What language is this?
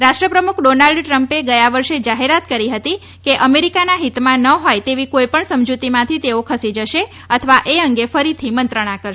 Gujarati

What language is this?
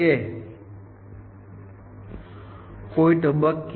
Gujarati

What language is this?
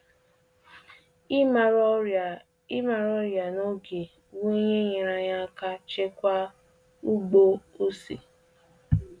Igbo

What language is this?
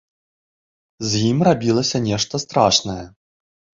Belarusian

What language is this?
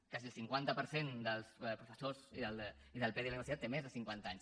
Catalan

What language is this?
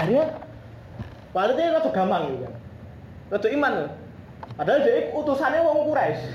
Indonesian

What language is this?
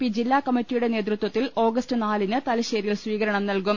Malayalam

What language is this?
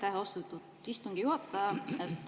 Estonian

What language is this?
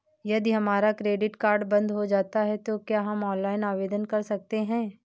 Hindi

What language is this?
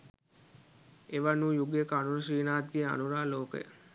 Sinhala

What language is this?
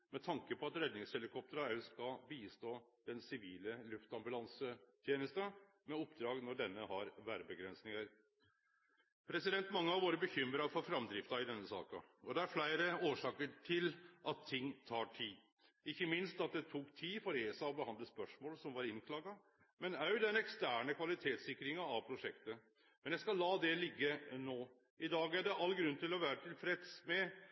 Norwegian Nynorsk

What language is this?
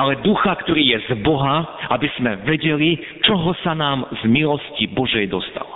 Slovak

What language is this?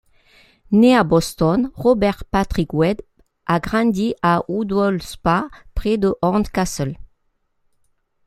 French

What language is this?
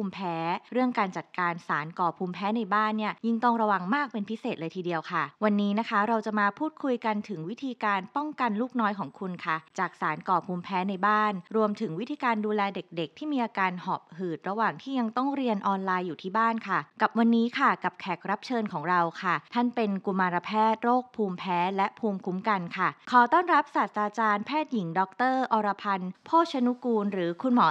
Thai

